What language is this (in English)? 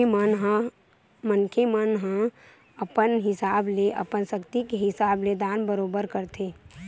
Chhattisgarhi